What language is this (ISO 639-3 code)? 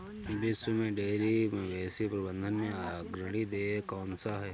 hin